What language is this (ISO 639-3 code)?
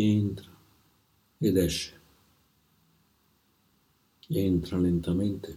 ita